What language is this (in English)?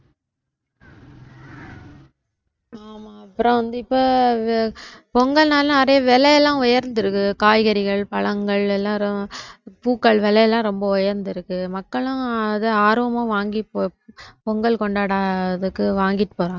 Tamil